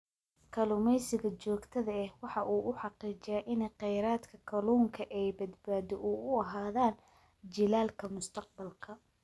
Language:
Somali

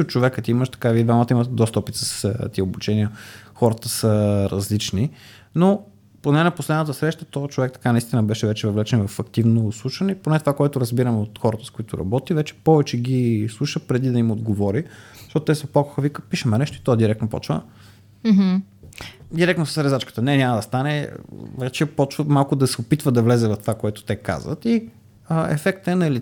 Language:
Bulgarian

